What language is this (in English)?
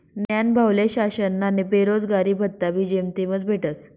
Marathi